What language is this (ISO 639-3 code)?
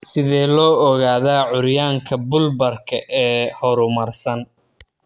som